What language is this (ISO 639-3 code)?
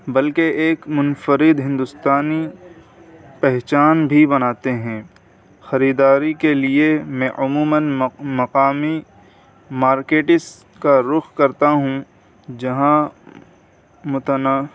urd